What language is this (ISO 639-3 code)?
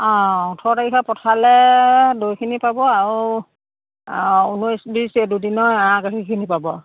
asm